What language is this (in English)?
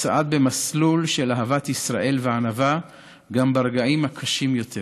Hebrew